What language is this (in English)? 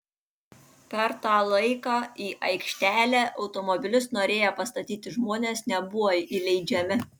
Lithuanian